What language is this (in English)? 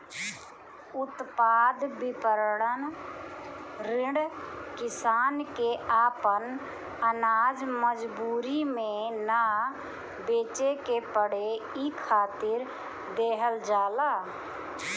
Bhojpuri